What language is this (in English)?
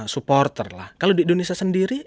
Indonesian